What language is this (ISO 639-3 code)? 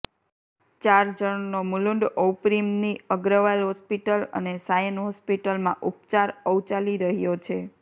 guj